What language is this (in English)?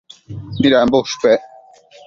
Matsés